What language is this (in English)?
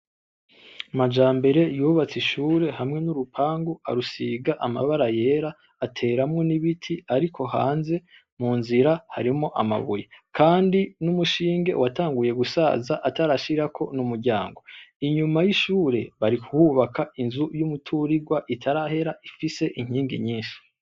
Rundi